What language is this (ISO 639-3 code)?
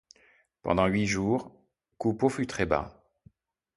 fra